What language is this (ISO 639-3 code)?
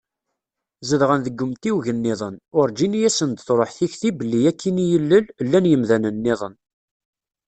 kab